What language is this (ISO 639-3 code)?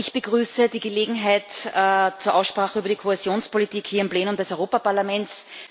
deu